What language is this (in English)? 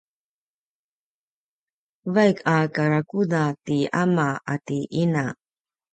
Paiwan